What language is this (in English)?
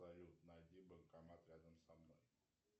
Russian